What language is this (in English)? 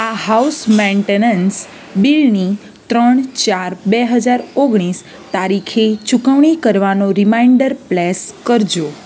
Gujarati